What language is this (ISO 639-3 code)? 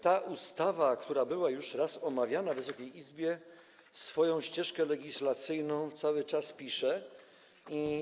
pol